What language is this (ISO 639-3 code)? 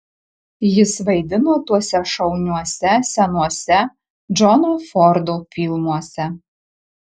lit